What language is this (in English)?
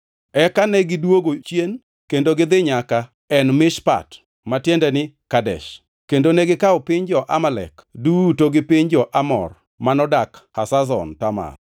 Luo (Kenya and Tanzania)